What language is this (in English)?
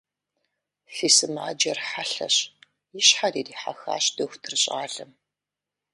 Kabardian